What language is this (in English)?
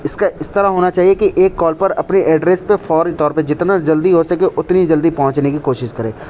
Urdu